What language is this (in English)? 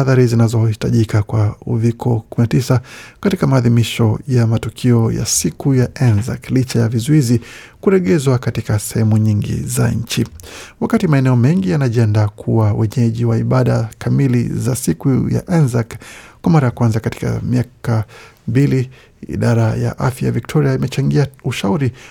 Swahili